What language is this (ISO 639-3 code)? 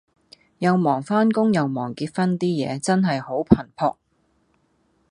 yue